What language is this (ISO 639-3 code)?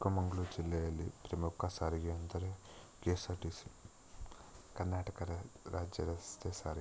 kan